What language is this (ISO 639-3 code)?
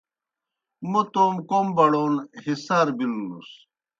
plk